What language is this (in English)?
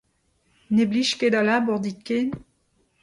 Breton